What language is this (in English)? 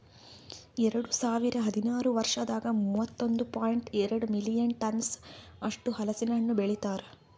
Kannada